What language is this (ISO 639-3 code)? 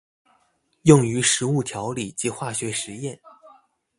zho